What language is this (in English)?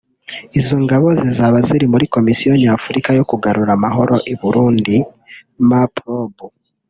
Kinyarwanda